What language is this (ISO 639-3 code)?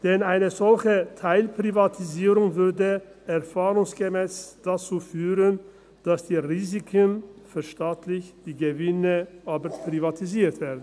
gsw